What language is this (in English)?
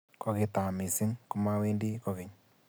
Kalenjin